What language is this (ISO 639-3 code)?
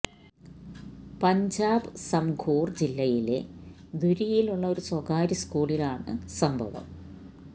mal